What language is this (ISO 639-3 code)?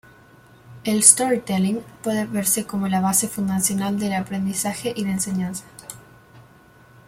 spa